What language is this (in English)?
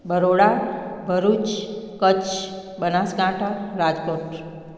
Sindhi